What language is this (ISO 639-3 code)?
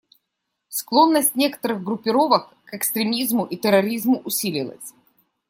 rus